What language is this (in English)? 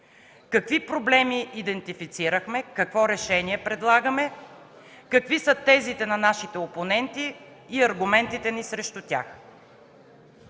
Bulgarian